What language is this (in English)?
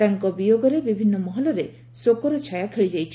Odia